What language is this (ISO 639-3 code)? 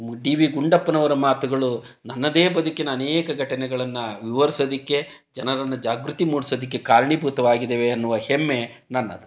kan